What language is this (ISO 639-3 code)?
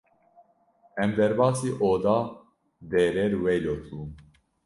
kur